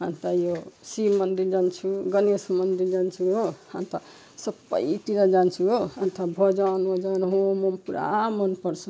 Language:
Nepali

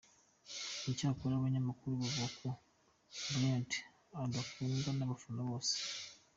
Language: Kinyarwanda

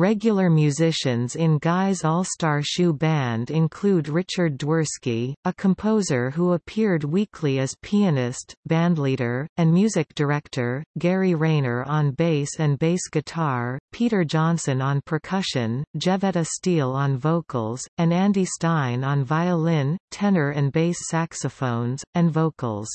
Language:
English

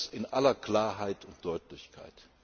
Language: German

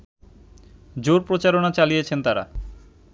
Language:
Bangla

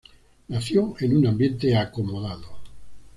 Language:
Spanish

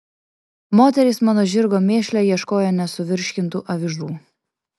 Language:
Lithuanian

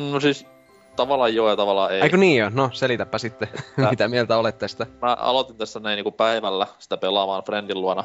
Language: Finnish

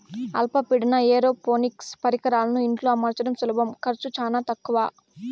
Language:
Telugu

